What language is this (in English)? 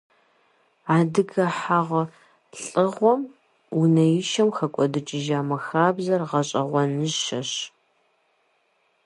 Kabardian